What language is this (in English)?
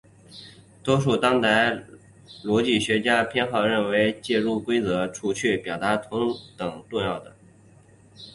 Chinese